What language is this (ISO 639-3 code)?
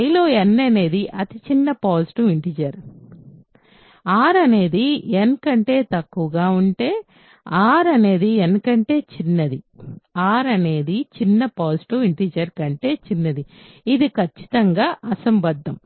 tel